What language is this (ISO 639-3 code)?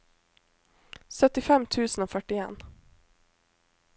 nor